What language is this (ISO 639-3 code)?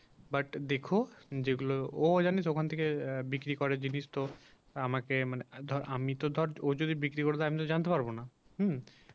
ben